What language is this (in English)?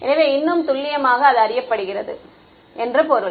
Tamil